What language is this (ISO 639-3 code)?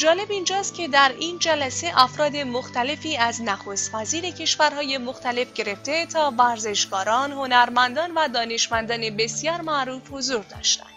fas